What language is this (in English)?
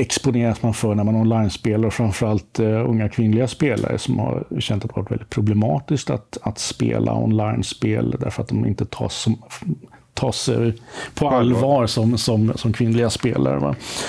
Swedish